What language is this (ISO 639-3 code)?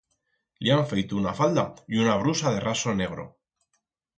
arg